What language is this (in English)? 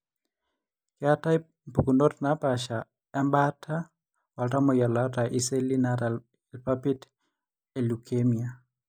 Masai